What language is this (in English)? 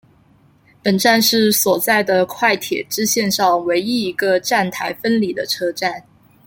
Chinese